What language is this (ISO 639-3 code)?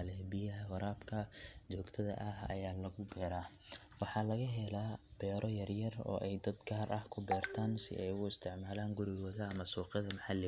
som